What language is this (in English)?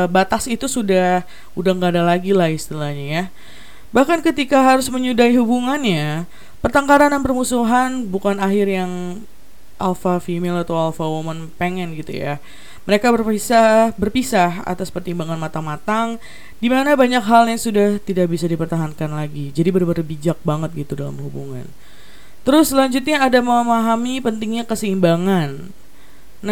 Indonesian